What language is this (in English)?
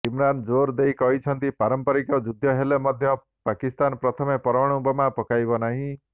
Odia